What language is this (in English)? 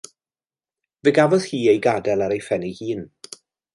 Welsh